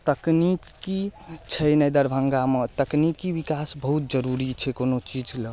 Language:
Maithili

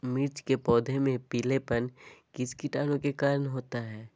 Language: Magahi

